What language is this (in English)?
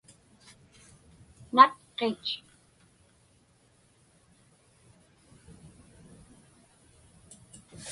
Inupiaq